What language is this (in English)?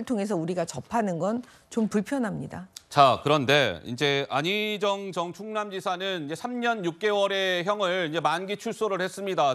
Korean